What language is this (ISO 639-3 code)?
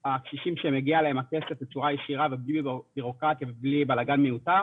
heb